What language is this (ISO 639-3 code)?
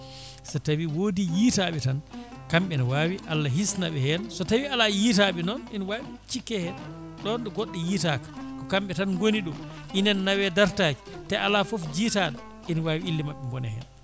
ful